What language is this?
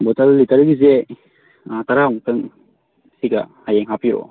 Manipuri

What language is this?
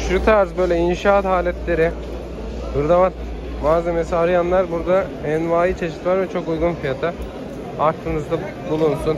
Turkish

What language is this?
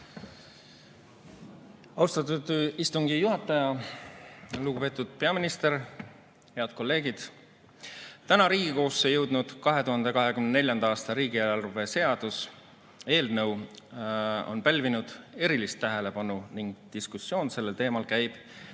Estonian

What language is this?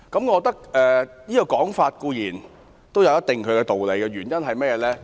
Cantonese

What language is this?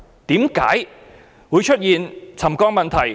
Cantonese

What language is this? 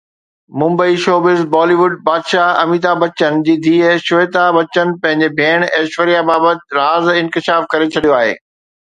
Sindhi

